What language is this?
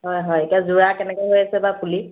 Assamese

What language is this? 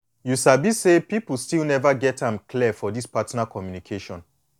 Nigerian Pidgin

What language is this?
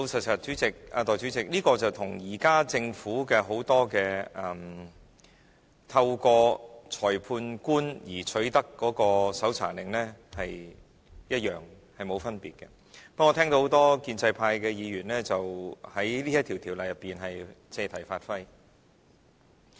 Cantonese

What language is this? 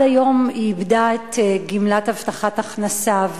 Hebrew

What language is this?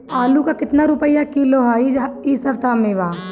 Bhojpuri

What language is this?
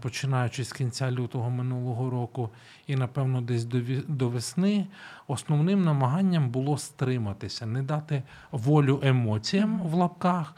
Ukrainian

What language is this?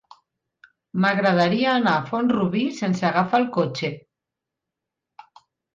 Catalan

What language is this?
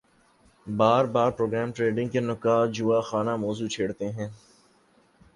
Urdu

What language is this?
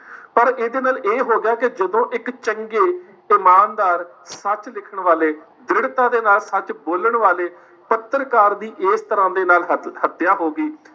Punjabi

